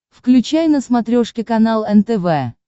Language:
Russian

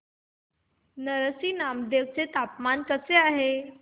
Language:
Marathi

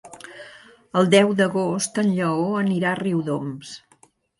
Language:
Catalan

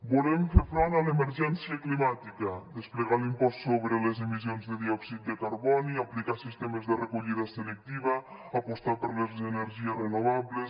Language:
Catalan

